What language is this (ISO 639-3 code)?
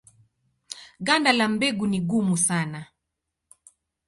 swa